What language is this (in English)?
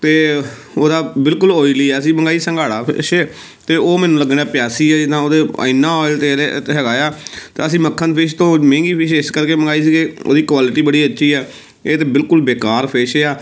Punjabi